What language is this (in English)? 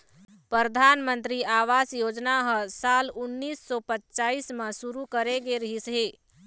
Chhattisgarhi